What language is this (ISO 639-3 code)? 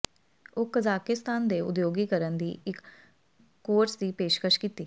pan